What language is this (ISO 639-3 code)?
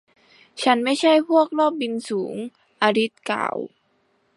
tha